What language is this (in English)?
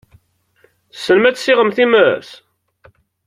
Kabyle